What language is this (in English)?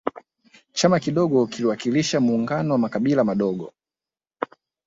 Swahili